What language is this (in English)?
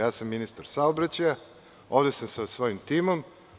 Serbian